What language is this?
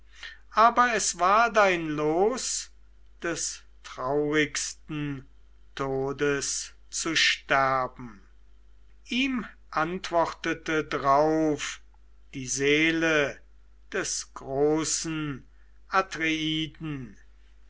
German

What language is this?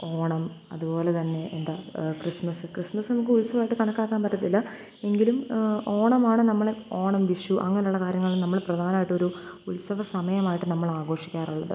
Malayalam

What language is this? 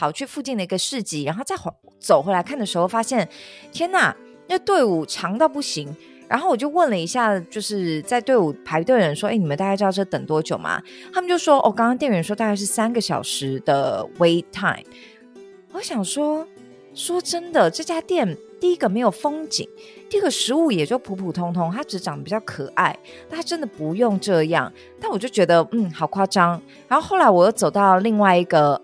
Chinese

